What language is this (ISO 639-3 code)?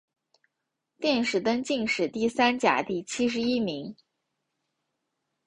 zho